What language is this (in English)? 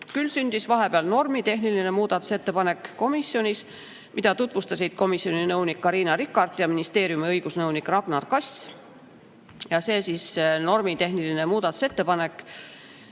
Estonian